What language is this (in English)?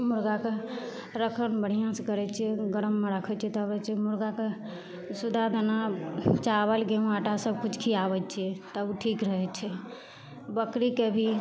Maithili